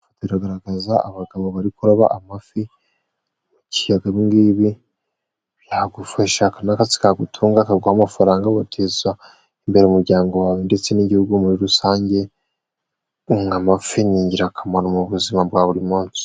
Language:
Kinyarwanda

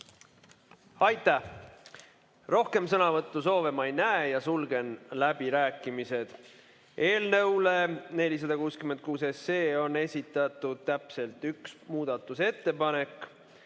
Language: Estonian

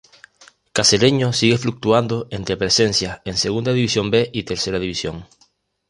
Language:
Spanish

